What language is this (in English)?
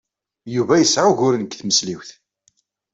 Kabyle